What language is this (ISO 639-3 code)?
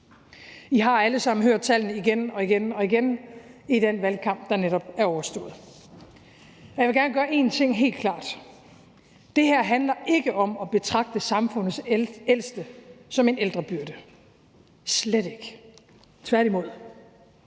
dan